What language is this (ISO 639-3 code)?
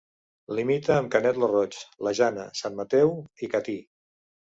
cat